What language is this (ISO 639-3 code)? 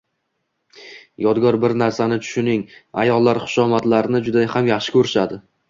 uzb